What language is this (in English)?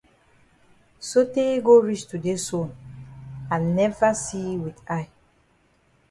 Cameroon Pidgin